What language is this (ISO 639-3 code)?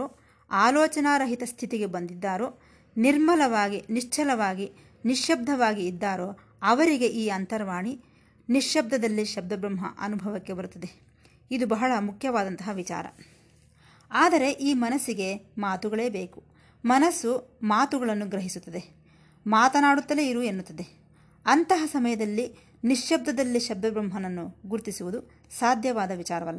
kan